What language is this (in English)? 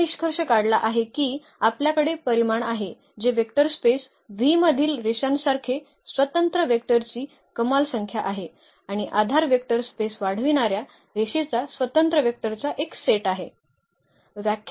Marathi